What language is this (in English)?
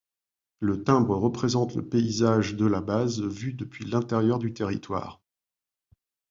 French